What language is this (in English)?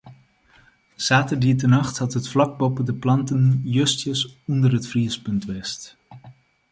Western Frisian